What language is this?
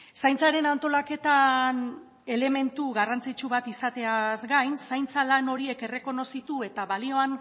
Basque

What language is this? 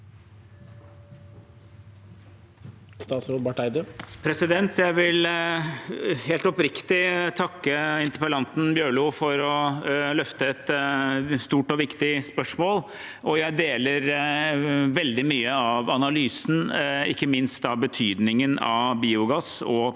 Norwegian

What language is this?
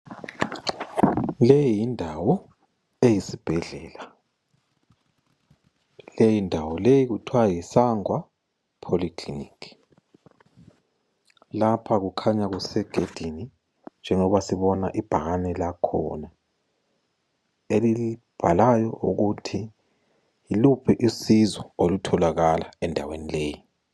North Ndebele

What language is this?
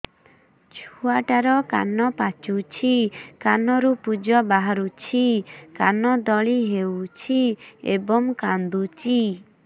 Odia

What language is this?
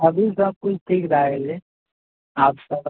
Maithili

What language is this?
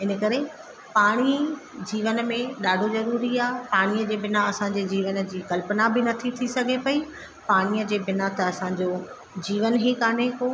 Sindhi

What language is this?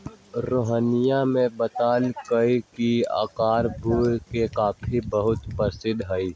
Magahi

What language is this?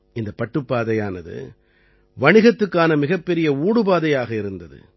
Tamil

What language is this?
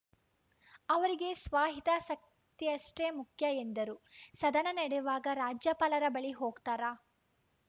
Kannada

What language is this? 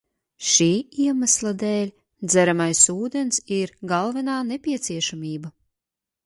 Latvian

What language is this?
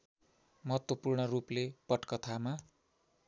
Nepali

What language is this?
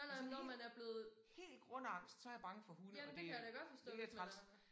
Danish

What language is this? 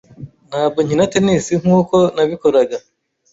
Kinyarwanda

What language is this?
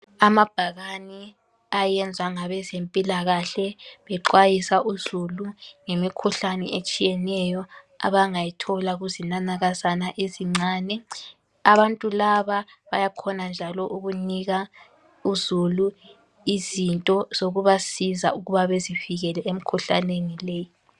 North Ndebele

